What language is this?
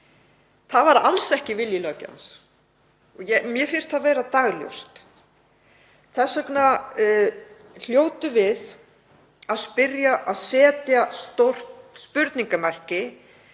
Icelandic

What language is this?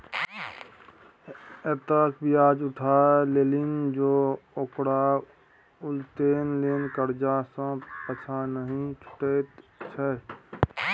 Maithili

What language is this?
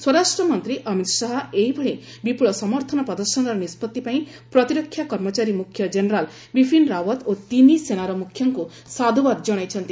Odia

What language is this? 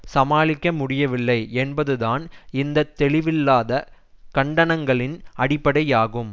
Tamil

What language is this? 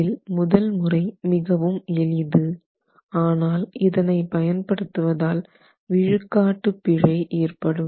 Tamil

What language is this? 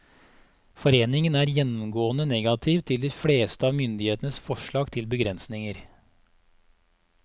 Norwegian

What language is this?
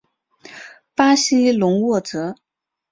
Chinese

